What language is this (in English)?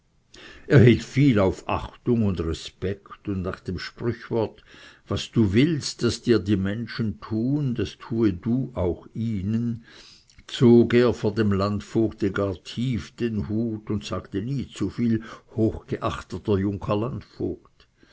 German